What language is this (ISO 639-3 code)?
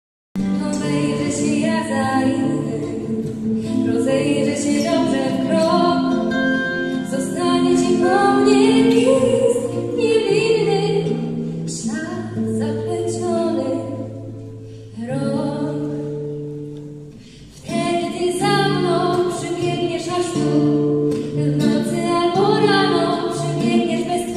pol